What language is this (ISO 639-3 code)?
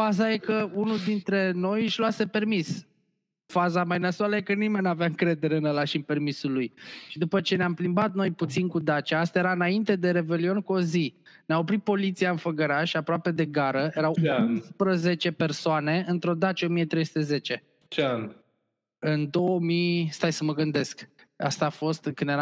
ron